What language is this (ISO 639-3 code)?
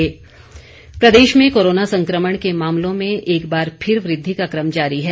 hin